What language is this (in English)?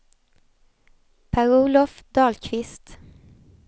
Swedish